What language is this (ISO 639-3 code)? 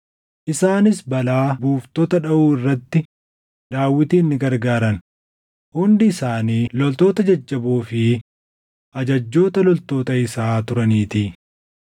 orm